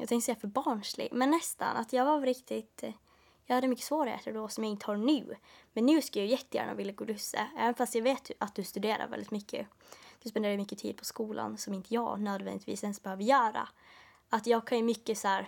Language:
Swedish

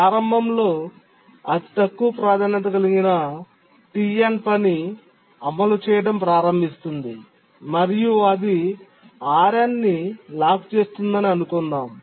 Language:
Telugu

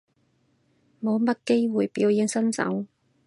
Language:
Cantonese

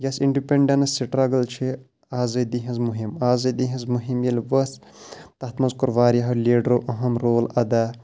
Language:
Kashmiri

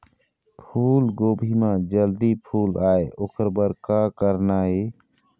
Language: Chhattisgarhi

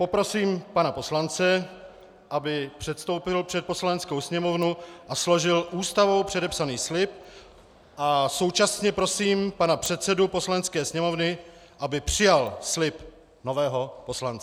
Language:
Czech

